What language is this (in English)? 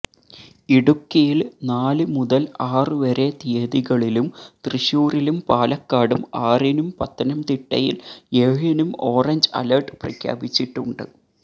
Malayalam